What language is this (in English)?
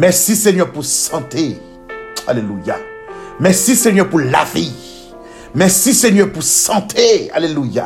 French